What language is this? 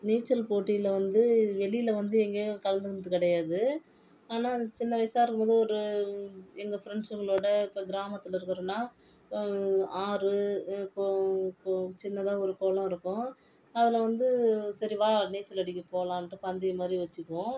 Tamil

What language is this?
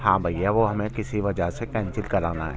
Urdu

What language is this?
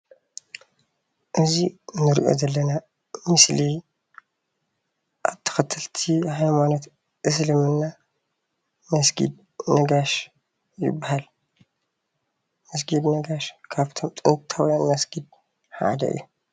Tigrinya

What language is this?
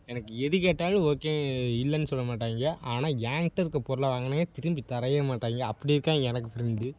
Tamil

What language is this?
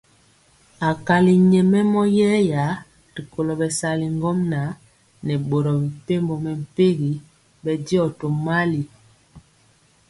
Mpiemo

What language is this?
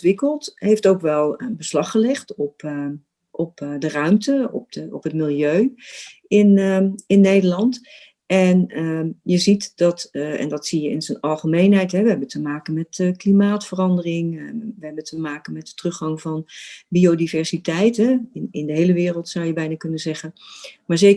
Dutch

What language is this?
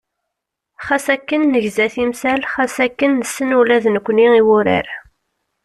Kabyle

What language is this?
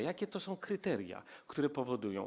Polish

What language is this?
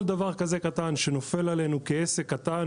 Hebrew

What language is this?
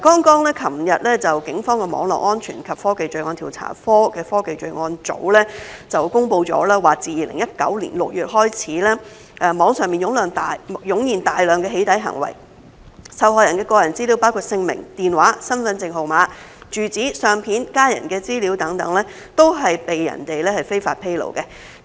Cantonese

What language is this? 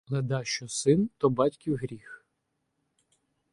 Ukrainian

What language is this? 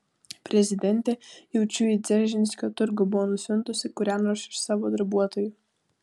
Lithuanian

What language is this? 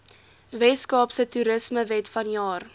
Afrikaans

